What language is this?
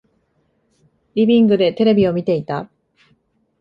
Japanese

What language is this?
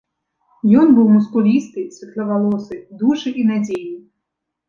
Belarusian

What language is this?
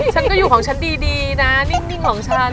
Thai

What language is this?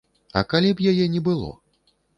Belarusian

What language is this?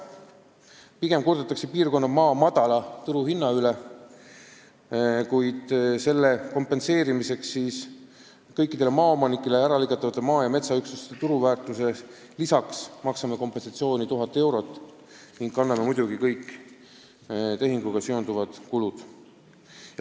Estonian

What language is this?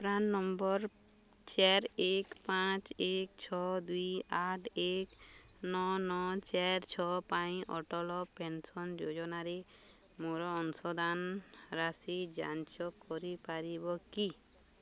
Odia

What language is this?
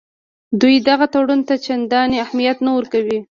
Pashto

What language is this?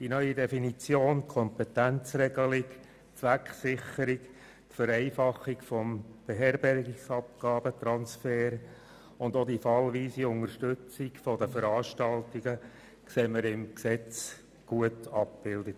Swiss German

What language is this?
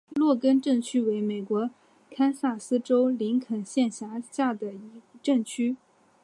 Chinese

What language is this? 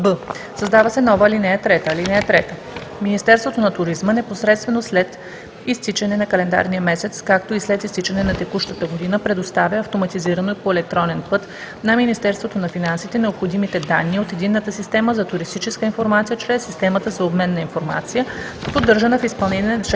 Bulgarian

